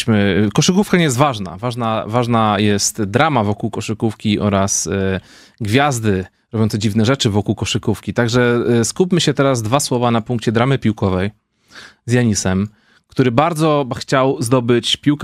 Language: Polish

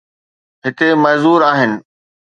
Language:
Sindhi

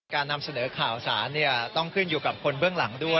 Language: Thai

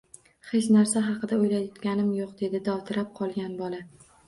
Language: Uzbek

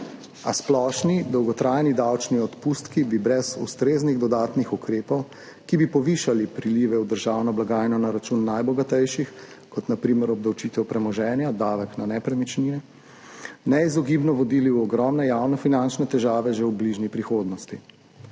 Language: Slovenian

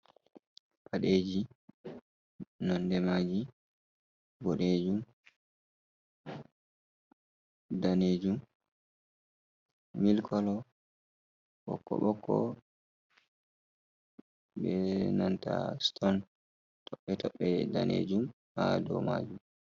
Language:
Fula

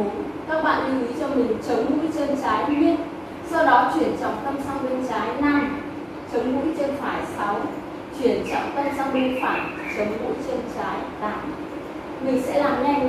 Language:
Vietnamese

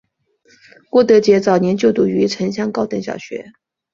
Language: Chinese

